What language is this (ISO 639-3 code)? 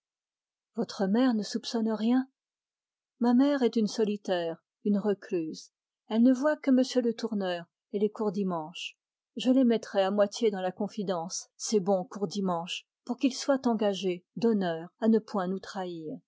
fra